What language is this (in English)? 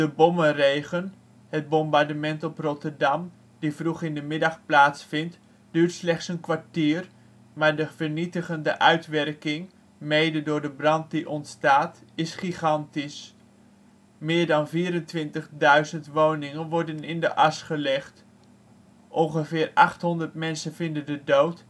Dutch